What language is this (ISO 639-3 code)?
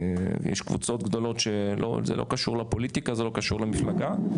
heb